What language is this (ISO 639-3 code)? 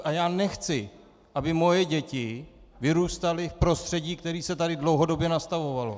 ces